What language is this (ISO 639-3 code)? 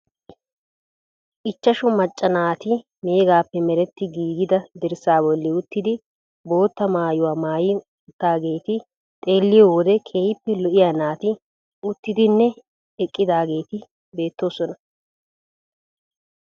wal